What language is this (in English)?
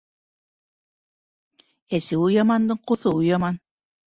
Bashkir